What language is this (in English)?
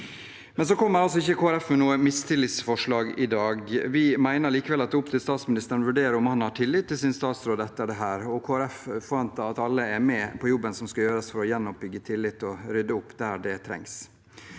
Norwegian